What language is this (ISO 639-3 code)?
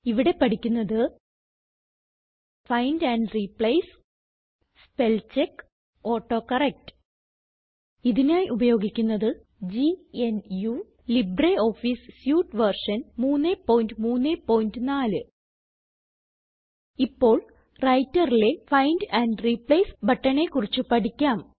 mal